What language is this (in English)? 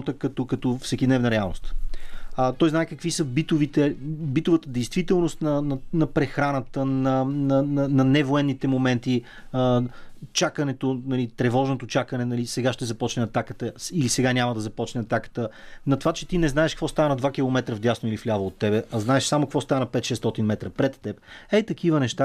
Bulgarian